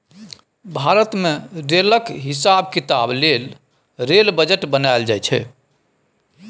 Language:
Maithili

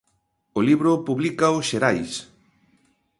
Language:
Galician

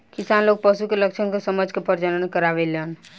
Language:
Bhojpuri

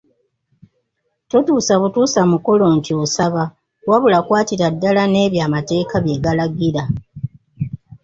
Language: Ganda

